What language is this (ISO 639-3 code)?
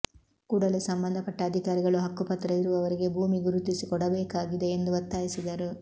kan